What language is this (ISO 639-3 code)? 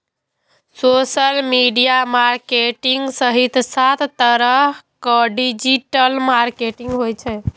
mai